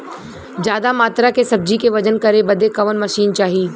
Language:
Bhojpuri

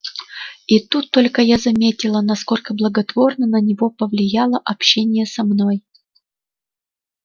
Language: Russian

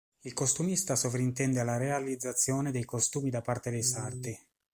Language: Italian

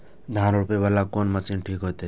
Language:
Maithili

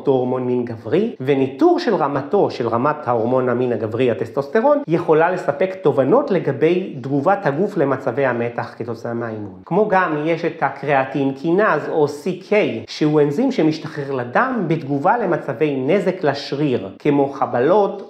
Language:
Hebrew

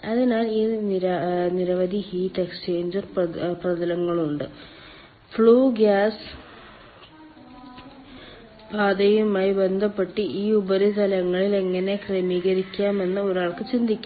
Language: Malayalam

